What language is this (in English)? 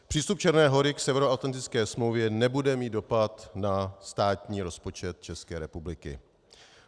Czech